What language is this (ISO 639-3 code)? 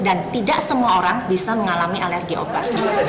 ind